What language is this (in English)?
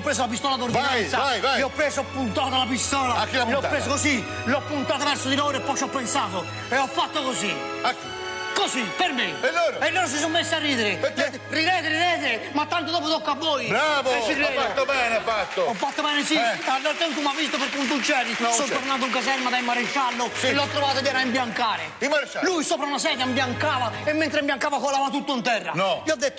Italian